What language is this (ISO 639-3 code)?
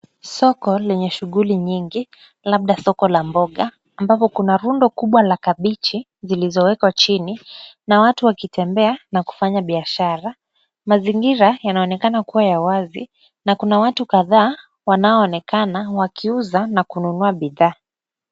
swa